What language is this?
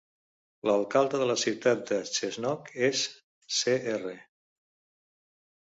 Catalan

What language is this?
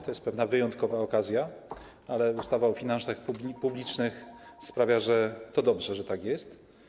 Polish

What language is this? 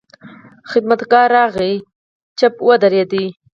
Pashto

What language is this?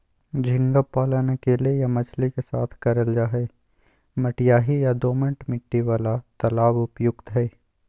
Magahi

